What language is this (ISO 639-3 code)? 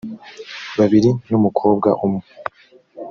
kin